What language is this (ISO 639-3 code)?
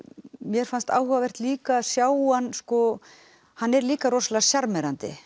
isl